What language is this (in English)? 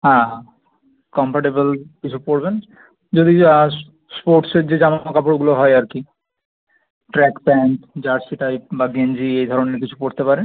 Bangla